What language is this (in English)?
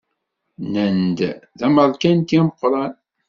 Kabyle